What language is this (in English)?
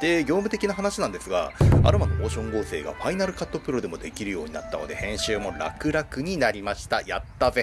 Japanese